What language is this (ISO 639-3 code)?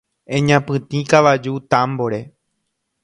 grn